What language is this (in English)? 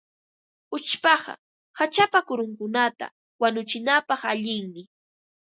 Ambo-Pasco Quechua